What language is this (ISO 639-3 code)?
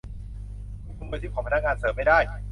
tha